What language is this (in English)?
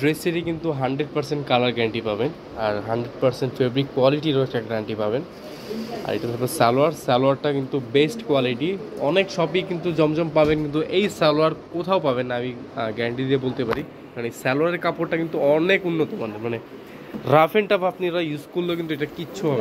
Bangla